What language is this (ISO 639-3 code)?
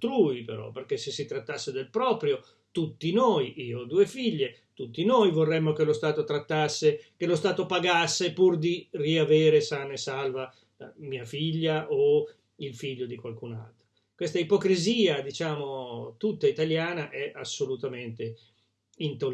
ita